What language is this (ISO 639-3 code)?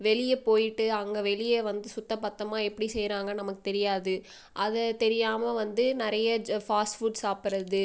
tam